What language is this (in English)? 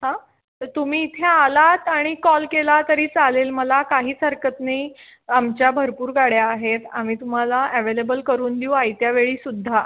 Marathi